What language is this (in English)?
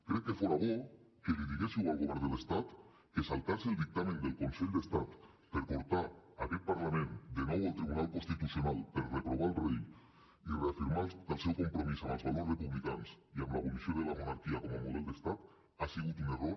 Catalan